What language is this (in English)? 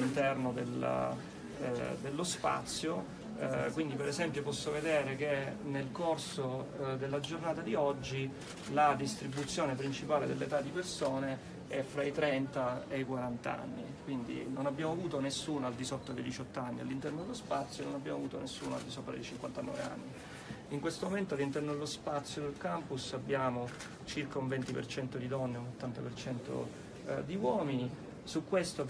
Italian